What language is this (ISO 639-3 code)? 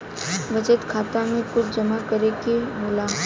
bho